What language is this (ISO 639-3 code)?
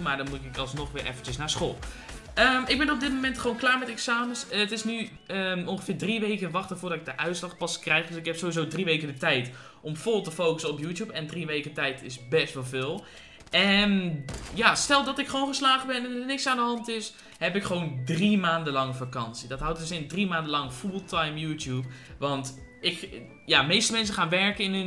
nld